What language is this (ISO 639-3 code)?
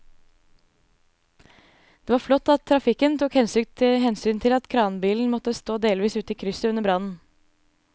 nor